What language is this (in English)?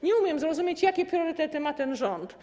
Polish